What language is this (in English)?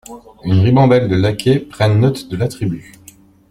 French